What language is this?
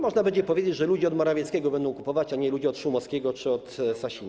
Polish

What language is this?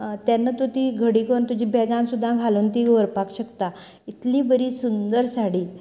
Konkani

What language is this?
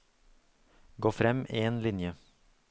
Norwegian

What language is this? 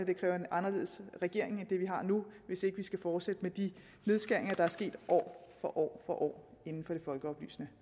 Danish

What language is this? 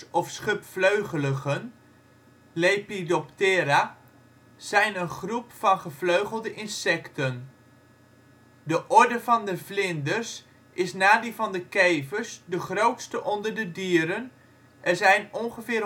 Dutch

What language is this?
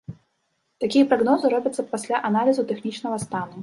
Belarusian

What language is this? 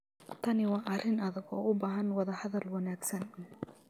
Somali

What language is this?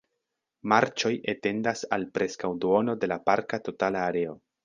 Esperanto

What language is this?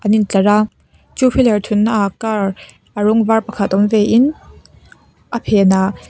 Mizo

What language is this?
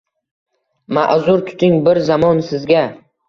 Uzbek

